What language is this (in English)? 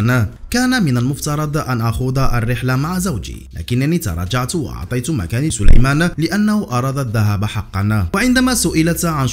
Arabic